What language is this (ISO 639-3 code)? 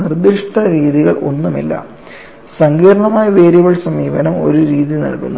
mal